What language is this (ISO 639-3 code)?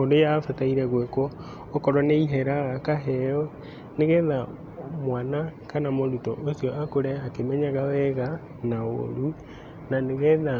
kik